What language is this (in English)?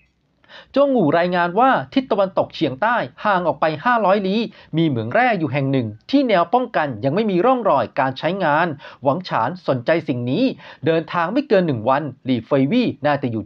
Thai